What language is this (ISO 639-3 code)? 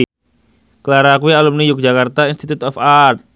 jav